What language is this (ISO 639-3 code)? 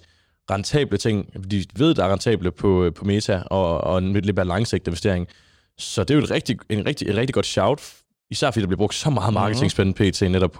dan